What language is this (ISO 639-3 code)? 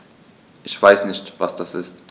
deu